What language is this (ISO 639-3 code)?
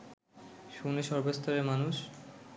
ben